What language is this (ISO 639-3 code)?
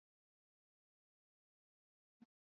swa